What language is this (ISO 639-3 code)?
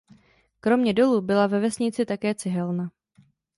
ces